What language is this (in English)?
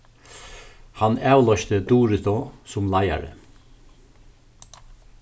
Faroese